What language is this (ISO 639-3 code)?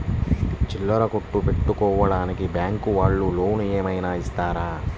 tel